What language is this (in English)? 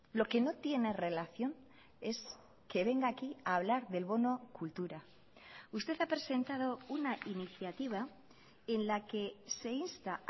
Spanish